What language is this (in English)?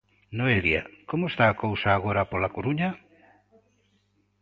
Galician